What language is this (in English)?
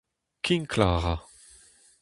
Breton